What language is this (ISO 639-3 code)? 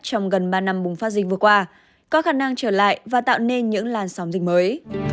vie